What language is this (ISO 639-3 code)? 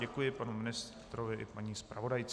ces